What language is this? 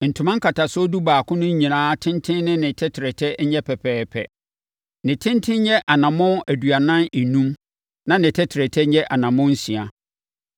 Akan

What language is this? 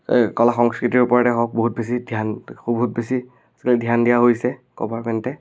Assamese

